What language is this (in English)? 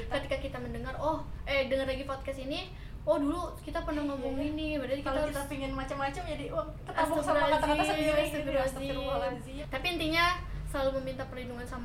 Indonesian